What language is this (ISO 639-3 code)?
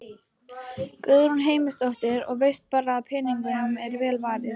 isl